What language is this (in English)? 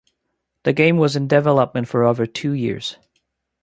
English